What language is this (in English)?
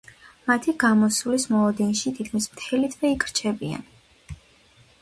Georgian